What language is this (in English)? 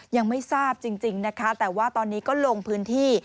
Thai